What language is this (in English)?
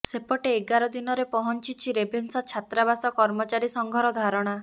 Odia